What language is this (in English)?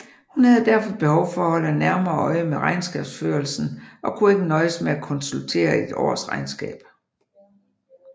Danish